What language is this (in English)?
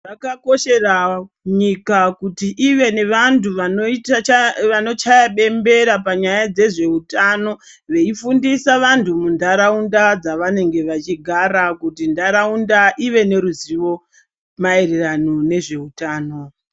Ndau